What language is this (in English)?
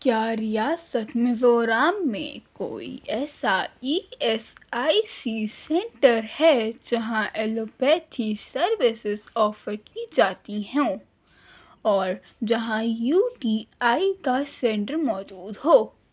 Urdu